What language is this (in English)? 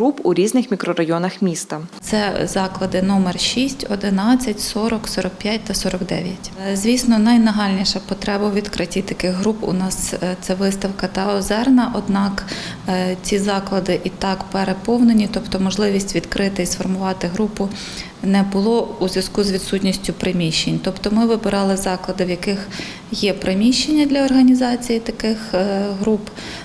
Ukrainian